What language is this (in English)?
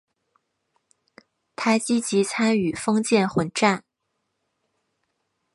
Chinese